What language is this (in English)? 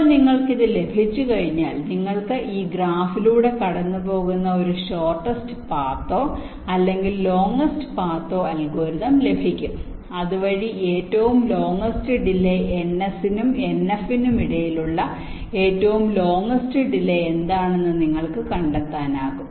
Malayalam